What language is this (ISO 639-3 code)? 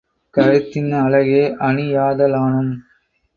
tam